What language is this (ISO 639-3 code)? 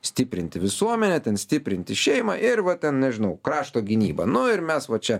lit